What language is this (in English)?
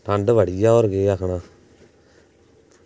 Dogri